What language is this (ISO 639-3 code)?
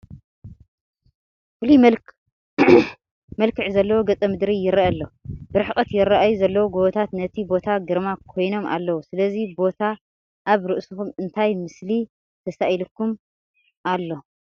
tir